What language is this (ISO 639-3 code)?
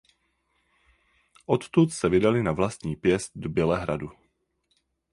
ces